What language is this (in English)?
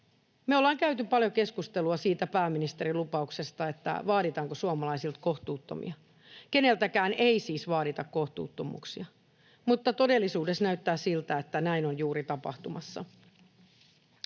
Finnish